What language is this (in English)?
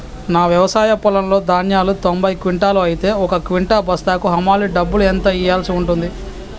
Telugu